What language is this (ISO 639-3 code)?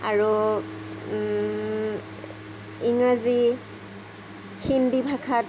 asm